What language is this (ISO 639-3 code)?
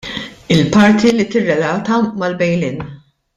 mlt